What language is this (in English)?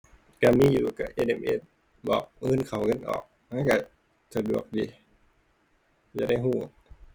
Thai